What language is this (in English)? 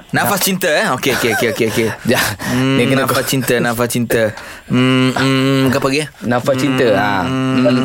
Malay